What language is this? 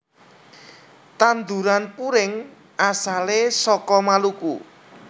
Javanese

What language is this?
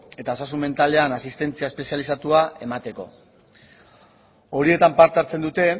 Basque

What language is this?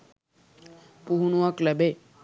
Sinhala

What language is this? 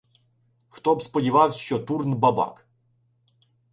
Ukrainian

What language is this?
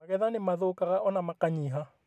Kikuyu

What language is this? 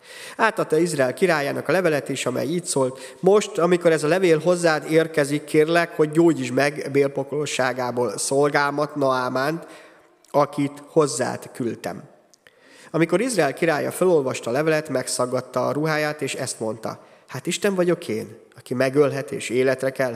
Hungarian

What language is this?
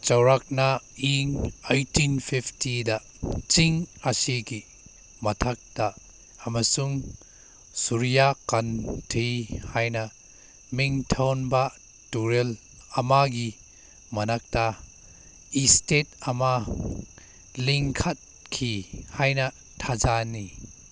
Manipuri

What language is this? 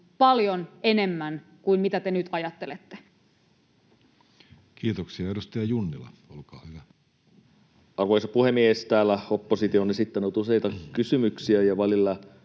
Finnish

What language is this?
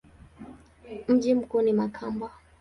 Swahili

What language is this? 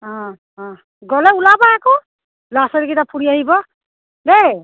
Assamese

